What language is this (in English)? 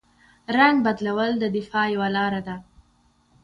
Pashto